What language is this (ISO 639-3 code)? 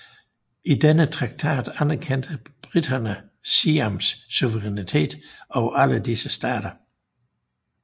dan